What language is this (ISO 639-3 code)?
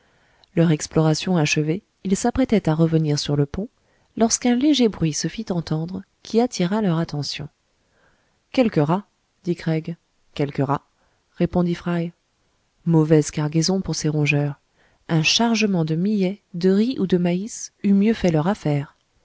fra